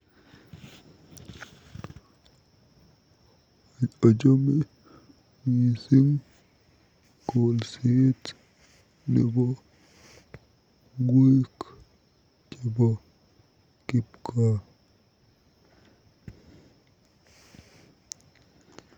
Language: Kalenjin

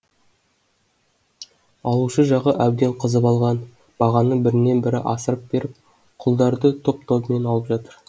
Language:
Kazakh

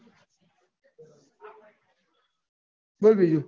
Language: Gujarati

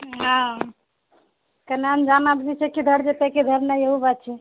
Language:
Maithili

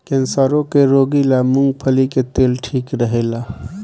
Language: Bhojpuri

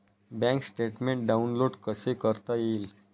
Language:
Marathi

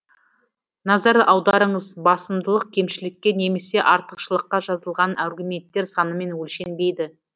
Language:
Kazakh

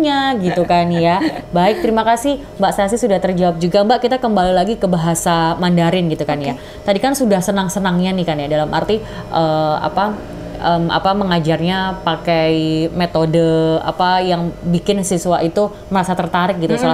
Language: Indonesian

